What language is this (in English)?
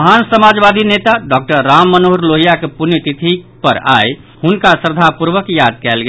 Maithili